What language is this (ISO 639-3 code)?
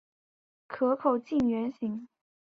zho